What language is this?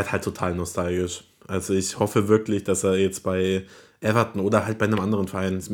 German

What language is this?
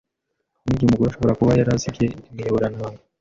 Kinyarwanda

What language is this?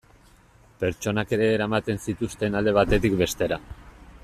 Basque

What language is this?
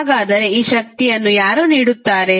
Kannada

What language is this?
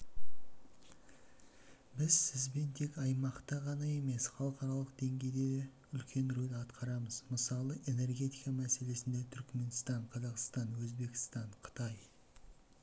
Kazakh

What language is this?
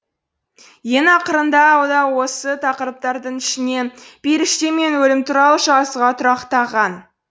Kazakh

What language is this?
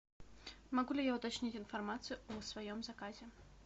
Russian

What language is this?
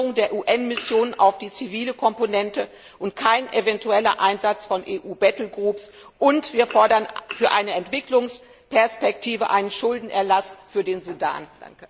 German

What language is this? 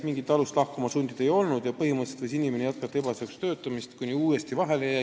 Estonian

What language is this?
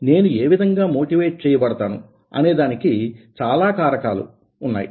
Telugu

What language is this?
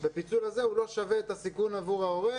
Hebrew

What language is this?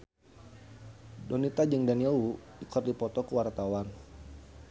Sundanese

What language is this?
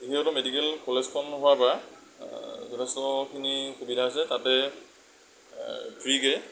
Assamese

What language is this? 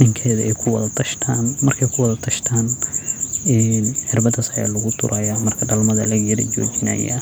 Somali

